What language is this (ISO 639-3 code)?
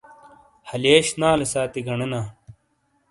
scl